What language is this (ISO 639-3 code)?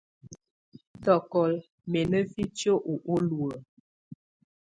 tvu